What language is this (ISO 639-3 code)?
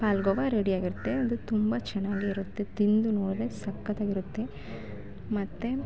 kan